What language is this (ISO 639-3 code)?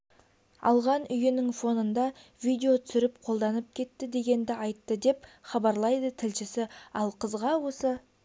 kaz